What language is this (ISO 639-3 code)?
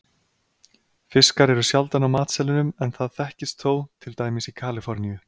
isl